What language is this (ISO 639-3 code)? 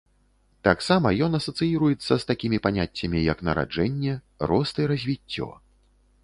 bel